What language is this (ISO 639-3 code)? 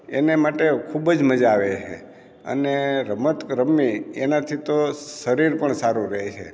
guj